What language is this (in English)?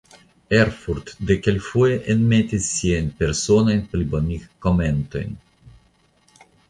Esperanto